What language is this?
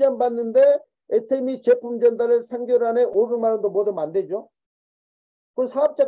Korean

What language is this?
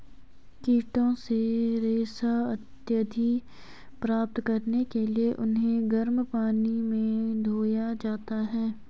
Hindi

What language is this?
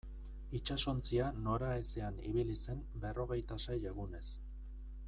Basque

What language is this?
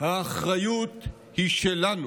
Hebrew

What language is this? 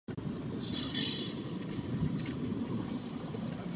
Czech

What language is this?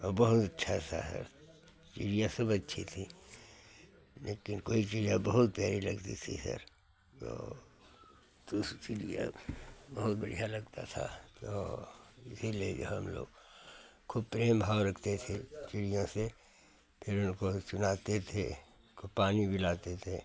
Hindi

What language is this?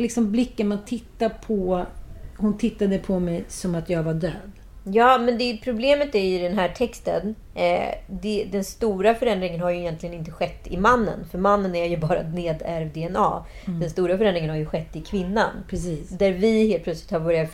Swedish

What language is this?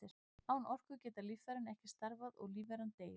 Icelandic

